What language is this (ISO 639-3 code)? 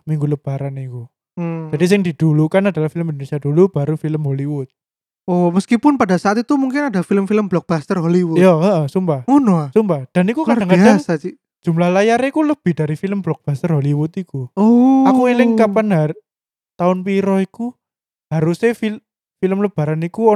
ind